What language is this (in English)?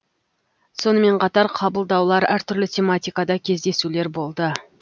Kazakh